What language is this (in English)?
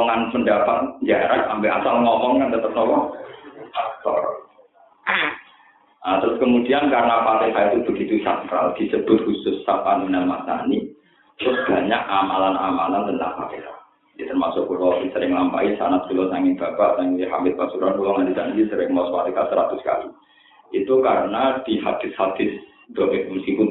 Indonesian